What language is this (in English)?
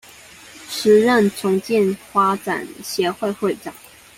Chinese